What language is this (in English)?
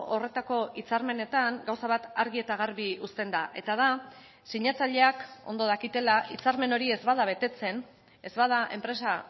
Basque